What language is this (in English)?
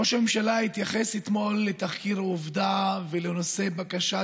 Hebrew